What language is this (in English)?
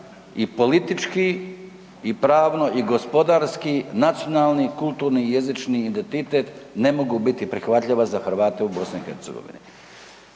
Croatian